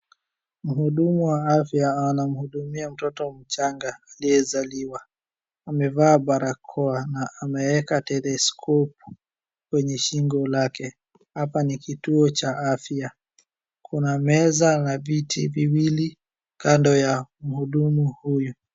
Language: Swahili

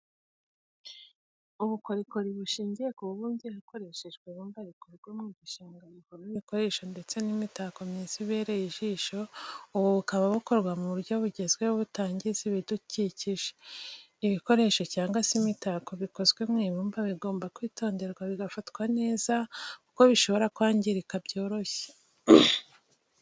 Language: Kinyarwanda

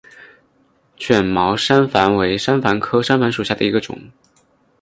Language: Chinese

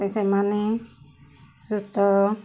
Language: Odia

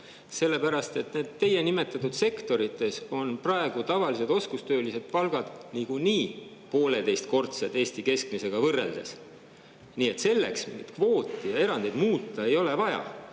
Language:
Estonian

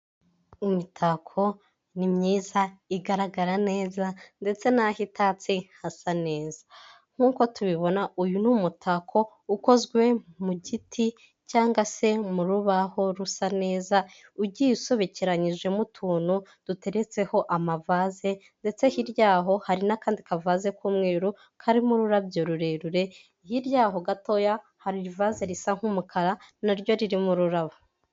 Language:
Kinyarwanda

